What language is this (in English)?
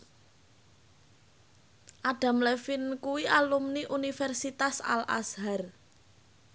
Javanese